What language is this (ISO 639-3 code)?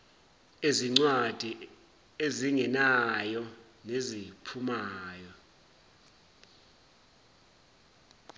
zul